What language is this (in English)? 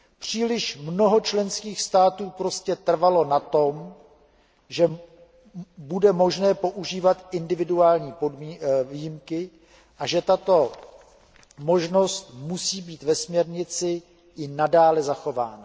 Czech